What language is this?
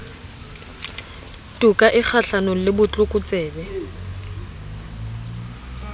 Southern Sotho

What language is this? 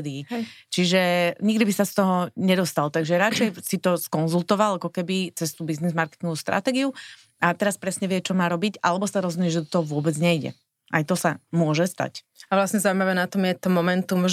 Slovak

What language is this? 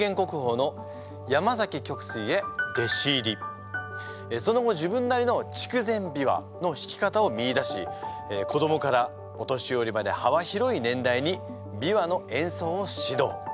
Japanese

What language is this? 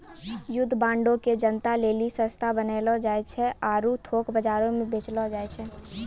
Maithili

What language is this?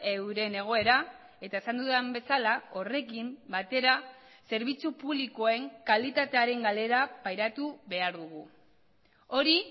Basque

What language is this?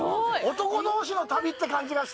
Japanese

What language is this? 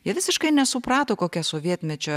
Lithuanian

